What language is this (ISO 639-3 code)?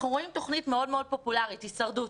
heb